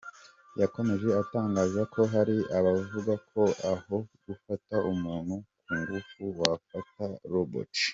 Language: Kinyarwanda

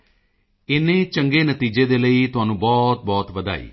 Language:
Punjabi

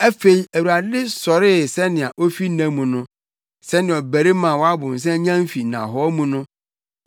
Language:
Akan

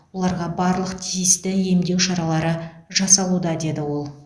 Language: Kazakh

